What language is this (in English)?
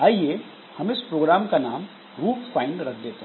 Hindi